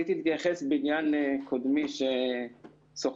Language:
Hebrew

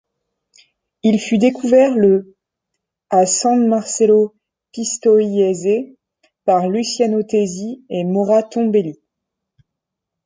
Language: French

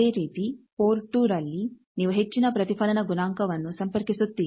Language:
Kannada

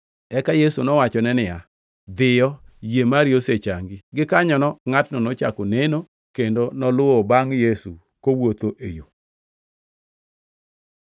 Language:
Luo (Kenya and Tanzania)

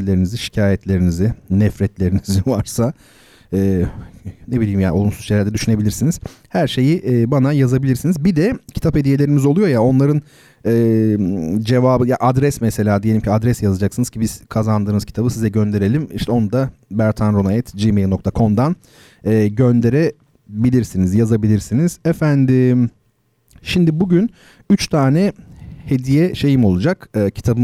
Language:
Turkish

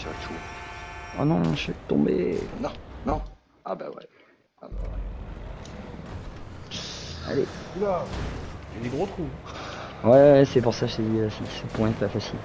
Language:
French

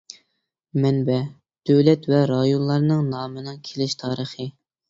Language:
Uyghur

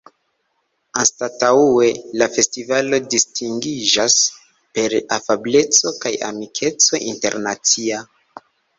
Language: Esperanto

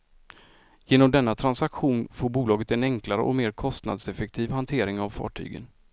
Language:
Swedish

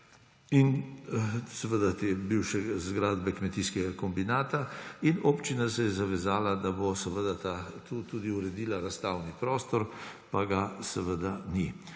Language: Slovenian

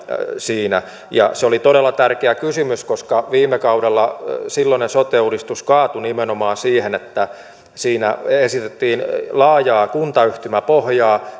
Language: Finnish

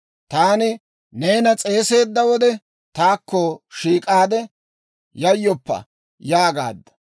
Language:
Dawro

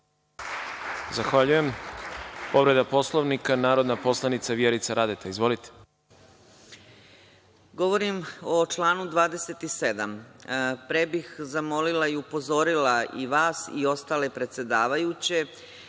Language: Serbian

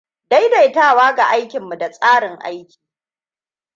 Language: Hausa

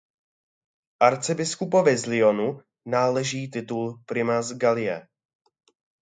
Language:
Czech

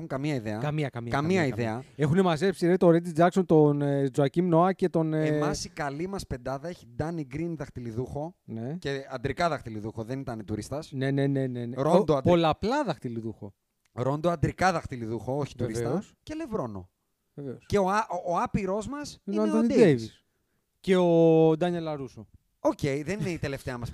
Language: Greek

